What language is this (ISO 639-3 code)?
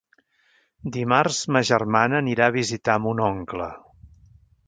cat